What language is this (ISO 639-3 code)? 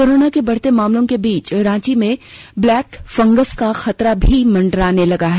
hin